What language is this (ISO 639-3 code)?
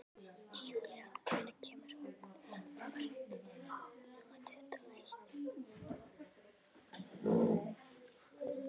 isl